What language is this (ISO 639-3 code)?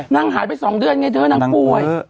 tha